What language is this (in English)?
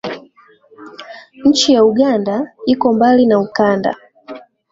Swahili